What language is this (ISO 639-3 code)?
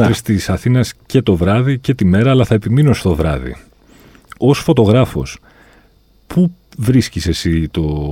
ell